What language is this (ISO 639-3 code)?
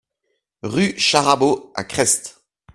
fra